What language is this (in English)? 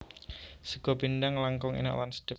Javanese